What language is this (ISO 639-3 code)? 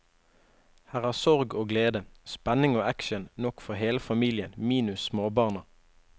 nor